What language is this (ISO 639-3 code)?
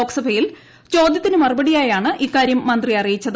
mal